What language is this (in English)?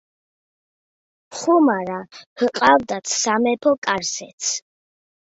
Georgian